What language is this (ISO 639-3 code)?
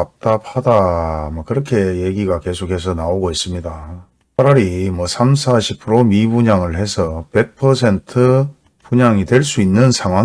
kor